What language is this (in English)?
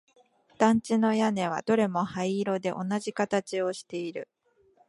Japanese